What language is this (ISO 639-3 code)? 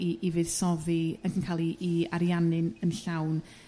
cym